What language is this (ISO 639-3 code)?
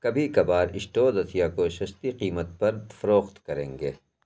urd